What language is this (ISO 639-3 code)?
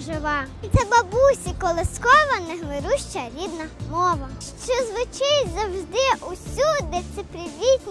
ukr